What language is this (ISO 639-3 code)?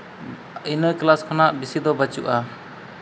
sat